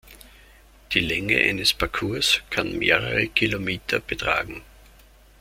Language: German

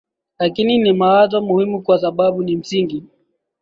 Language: Swahili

